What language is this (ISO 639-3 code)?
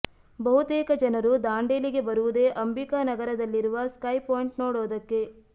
kan